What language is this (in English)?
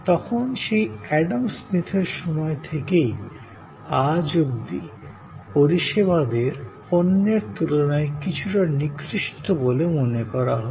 Bangla